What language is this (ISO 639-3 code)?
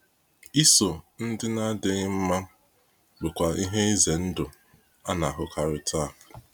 ibo